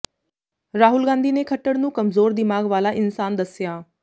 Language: Punjabi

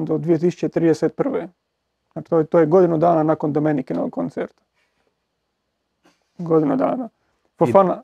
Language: Croatian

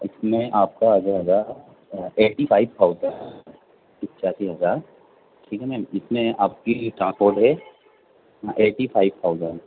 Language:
Urdu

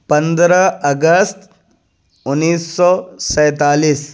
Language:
Urdu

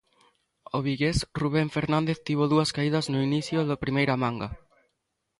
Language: Galician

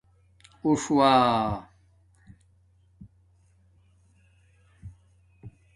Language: Domaaki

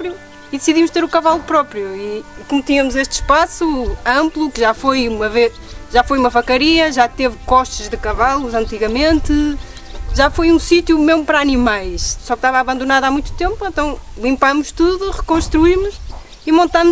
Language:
Portuguese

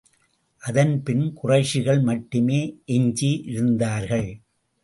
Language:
Tamil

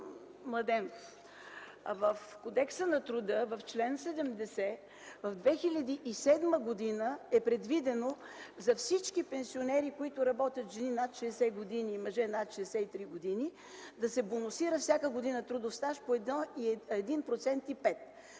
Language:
Bulgarian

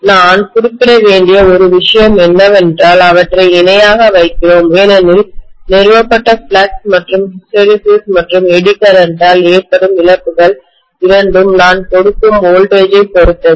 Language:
Tamil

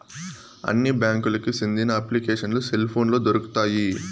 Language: Telugu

